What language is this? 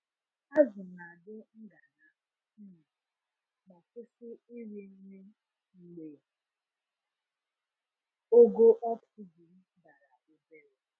Igbo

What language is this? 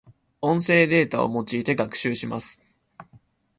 Japanese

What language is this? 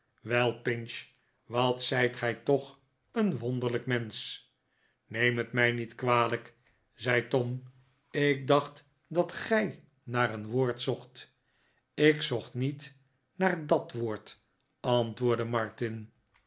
Dutch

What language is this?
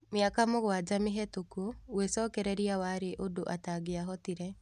Kikuyu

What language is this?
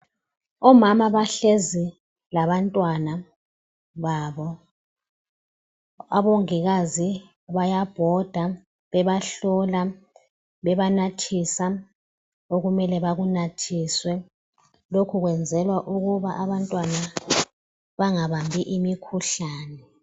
North Ndebele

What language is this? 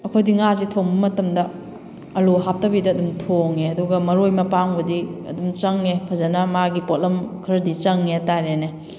Manipuri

